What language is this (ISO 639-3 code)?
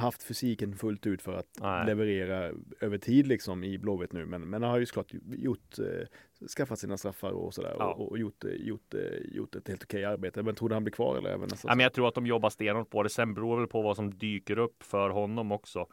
swe